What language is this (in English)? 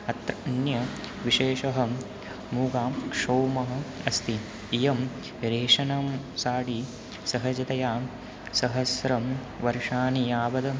Sanskrit